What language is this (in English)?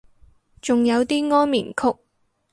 Cantonese